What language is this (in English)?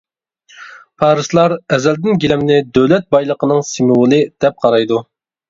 Uyghur